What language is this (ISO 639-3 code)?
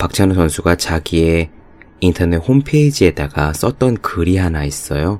kor